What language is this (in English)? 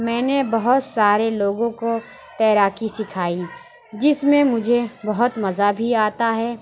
Urdu